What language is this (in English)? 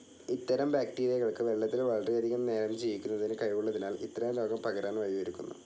Malayalam